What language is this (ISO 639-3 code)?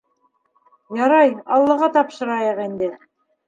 bak